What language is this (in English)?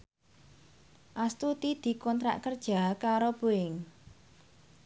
Javanese